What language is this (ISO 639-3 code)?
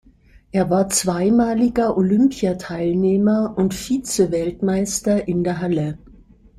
deu